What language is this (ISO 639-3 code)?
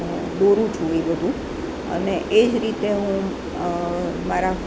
guj